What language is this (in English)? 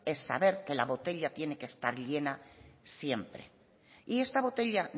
Spanish